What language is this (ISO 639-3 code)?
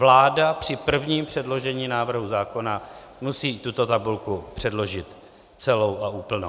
ces